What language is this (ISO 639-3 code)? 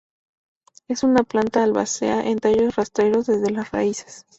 spa